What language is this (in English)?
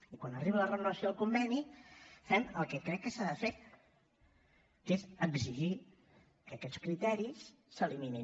Catalan